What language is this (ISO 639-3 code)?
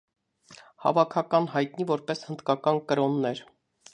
hye